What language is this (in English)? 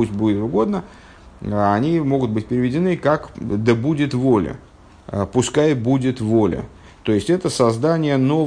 Russian